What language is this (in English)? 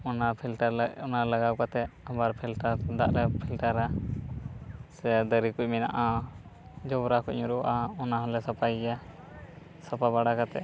Santali